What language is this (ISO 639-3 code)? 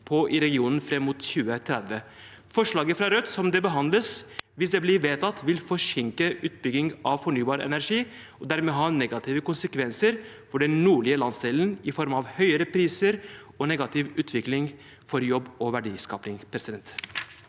nor